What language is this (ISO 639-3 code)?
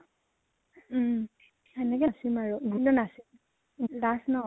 asm